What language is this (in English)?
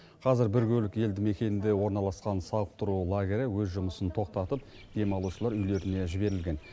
Kazakh